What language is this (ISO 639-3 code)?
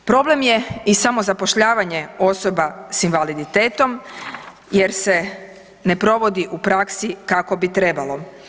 hrv